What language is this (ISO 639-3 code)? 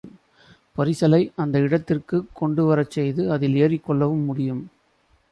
tam